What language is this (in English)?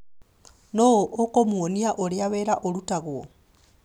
Kikuyu